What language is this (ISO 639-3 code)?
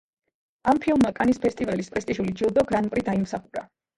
kat